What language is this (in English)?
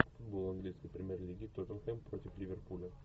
Russian